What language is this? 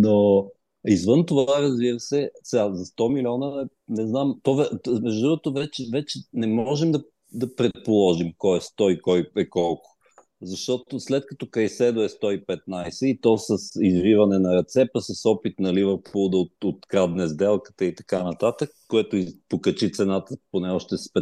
Bulgarian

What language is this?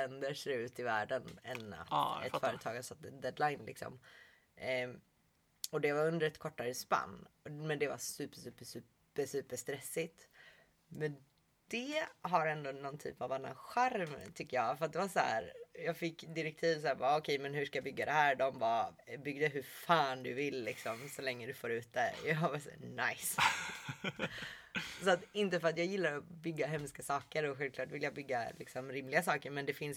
Swedish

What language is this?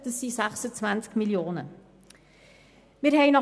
Swiss German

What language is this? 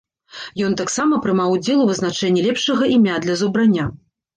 Belarusian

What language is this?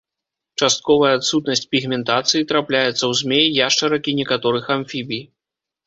Belarusian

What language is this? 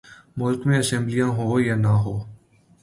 Urdu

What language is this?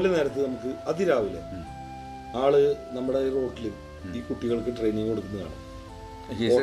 Malayalam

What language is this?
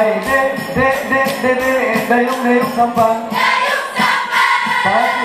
Indonesian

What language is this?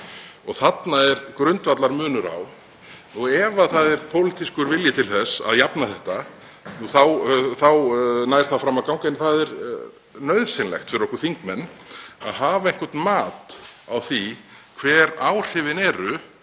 Icelandic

